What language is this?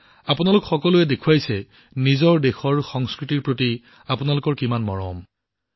Assamese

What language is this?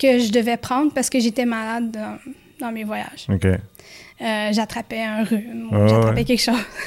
French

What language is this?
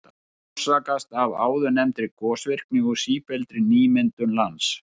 Icelandic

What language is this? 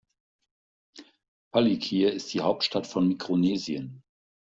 German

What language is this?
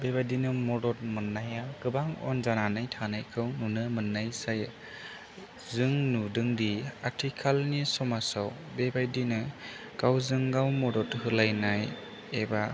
Bodo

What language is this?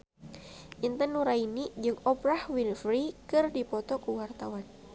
Sundanese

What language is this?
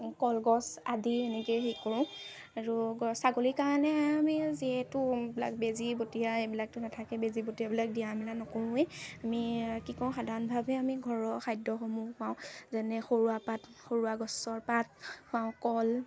Assamese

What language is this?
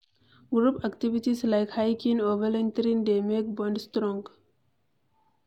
Nigerian Pidgin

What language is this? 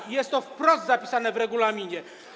Polish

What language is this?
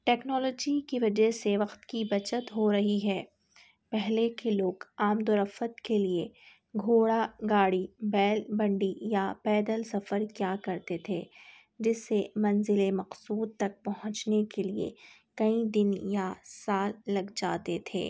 Urdu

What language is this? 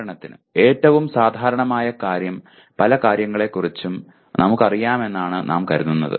Malayalam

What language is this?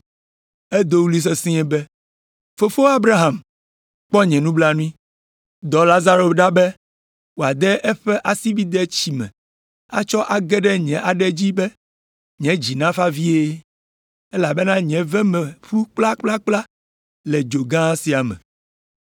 Ewe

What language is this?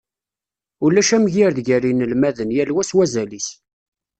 Kabyle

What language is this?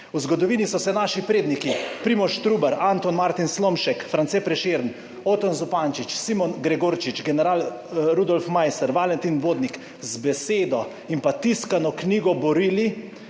Slovenian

